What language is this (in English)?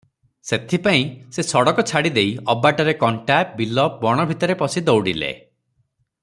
Odia